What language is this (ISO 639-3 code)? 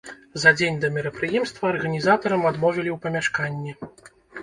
bel